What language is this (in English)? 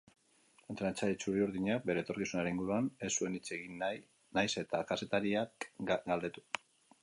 Basque